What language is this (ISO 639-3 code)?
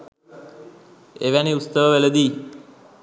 sin